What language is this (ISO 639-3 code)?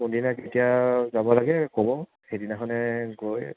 asm